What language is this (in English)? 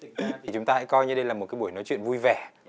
Vietnamese